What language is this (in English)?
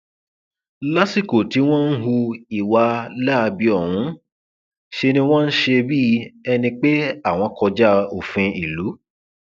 Yoruba